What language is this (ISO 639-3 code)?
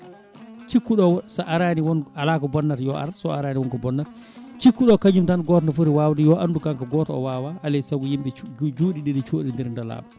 ful